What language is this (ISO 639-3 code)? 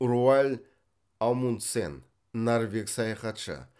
kaz